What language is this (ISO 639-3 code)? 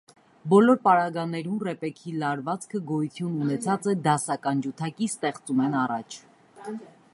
hye